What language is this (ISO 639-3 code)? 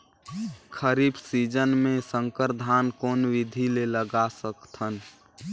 hne